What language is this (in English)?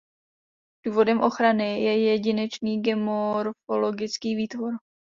Czech